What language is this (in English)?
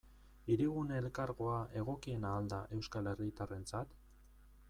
Basque